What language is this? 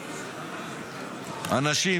Hebrew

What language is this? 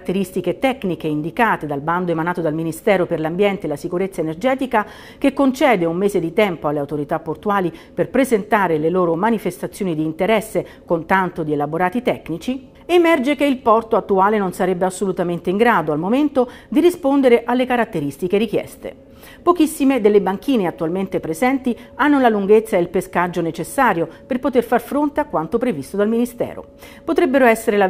Italian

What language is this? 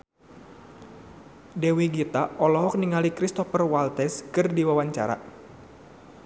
Sundanese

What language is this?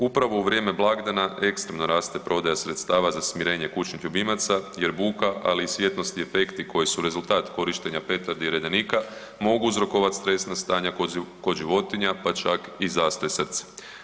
Croatian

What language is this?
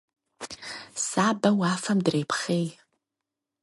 Kabardian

